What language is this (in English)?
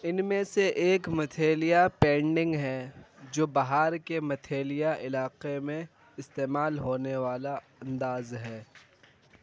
Urdu